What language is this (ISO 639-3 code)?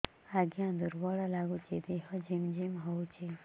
ori